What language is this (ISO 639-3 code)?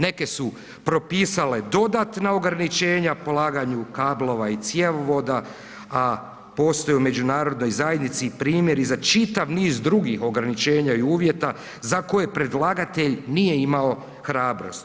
hrv